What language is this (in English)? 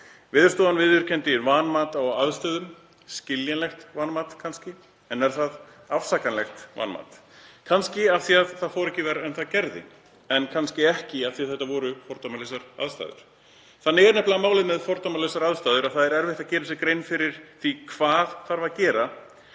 Icelandic